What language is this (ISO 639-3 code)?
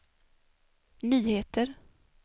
swe